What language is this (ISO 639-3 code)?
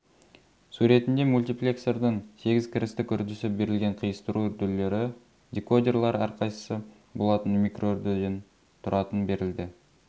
kaz